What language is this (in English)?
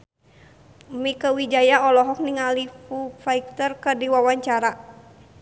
Sundanese